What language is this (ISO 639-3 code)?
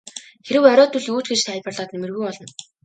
mon